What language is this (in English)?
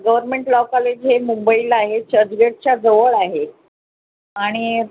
Marathi